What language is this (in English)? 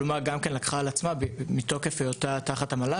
Hebrew